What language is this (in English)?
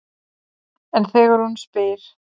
Icelandic